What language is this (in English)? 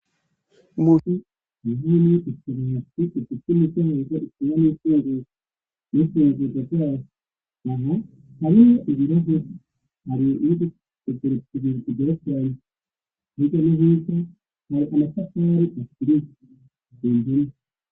Rundi